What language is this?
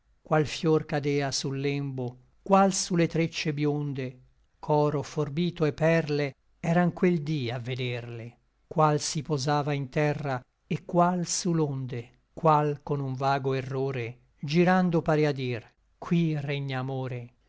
Italian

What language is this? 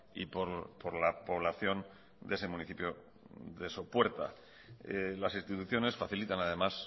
Spanish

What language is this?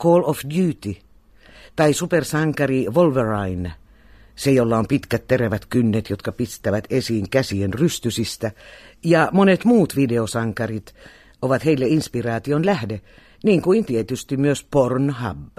Finnish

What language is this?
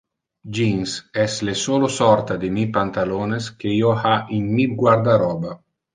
Interlingua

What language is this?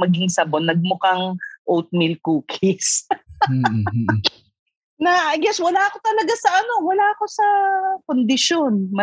Filipino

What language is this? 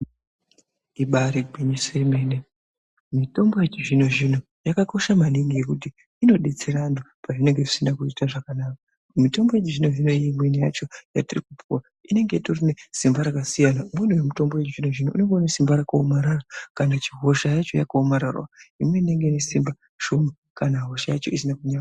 Ndau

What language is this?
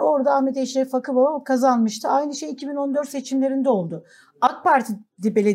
Turkish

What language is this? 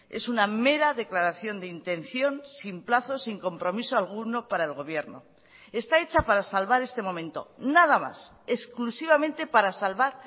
Spanish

